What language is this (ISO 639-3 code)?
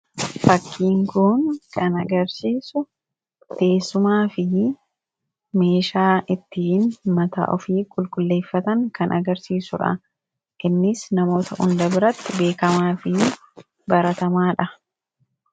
orm